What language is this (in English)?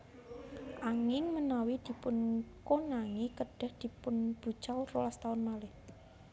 Javanese